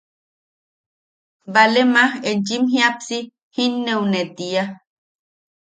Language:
Yaqui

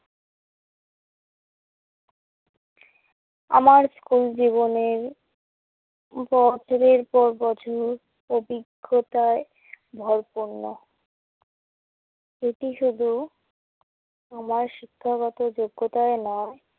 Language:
Bangla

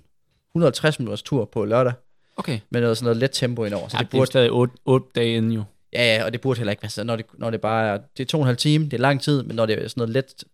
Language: Danish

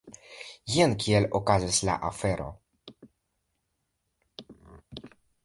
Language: Esperanto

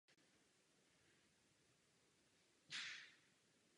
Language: Czech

